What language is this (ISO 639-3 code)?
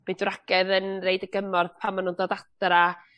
cym